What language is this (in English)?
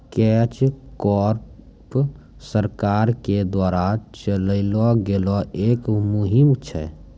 Maithili